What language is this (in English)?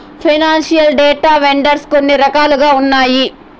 Telugu